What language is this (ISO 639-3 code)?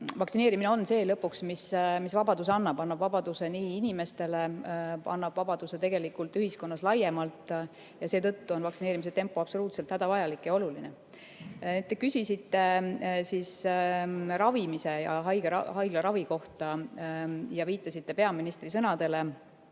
est